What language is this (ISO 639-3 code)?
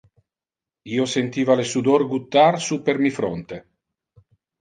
ina